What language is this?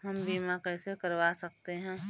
Hindi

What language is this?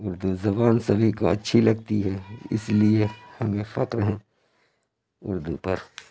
Urdu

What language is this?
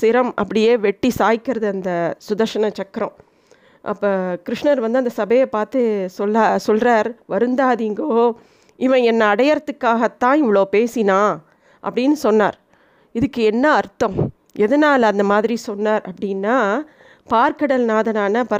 Tamil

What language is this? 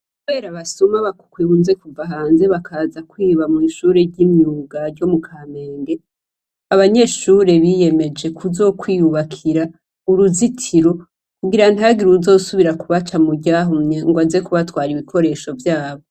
Rundi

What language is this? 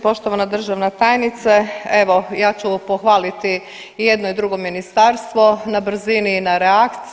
Croatian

